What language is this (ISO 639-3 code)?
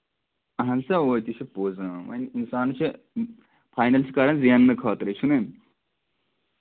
kas